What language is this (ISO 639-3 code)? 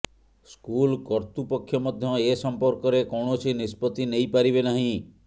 ori